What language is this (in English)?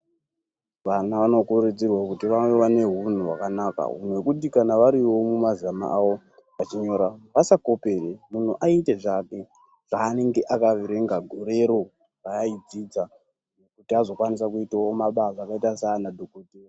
Ndau